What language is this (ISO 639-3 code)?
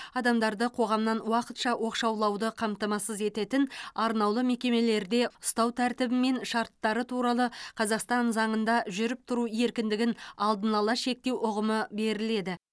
kaz